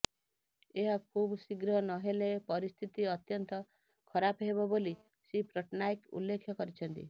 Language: Odia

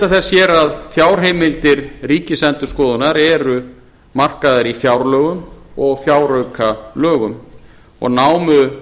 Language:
Icelandic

